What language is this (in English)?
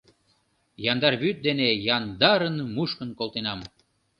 Mari